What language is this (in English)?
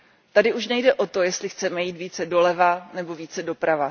Czech